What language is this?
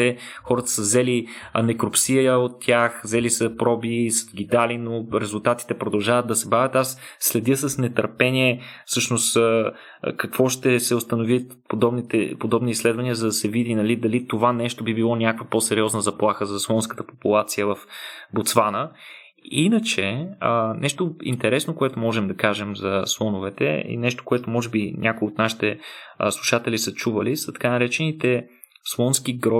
Bulgarian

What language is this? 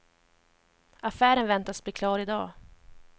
Swedish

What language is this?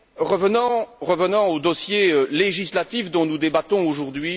French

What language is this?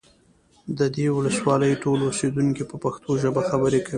Pashto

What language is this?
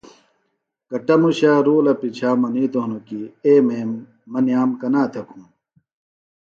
Phalura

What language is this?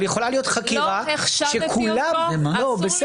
Hebrew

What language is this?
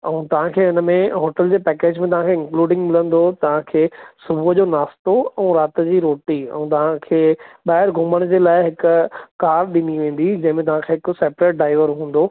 Sindhi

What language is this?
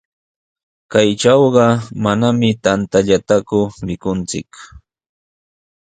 Sihuas Ancash Quechua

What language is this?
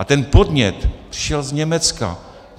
Czech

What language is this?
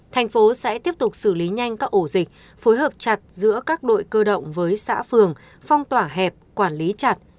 Vietnamese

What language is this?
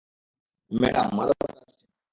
Bangla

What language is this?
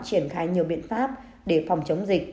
Vietnamese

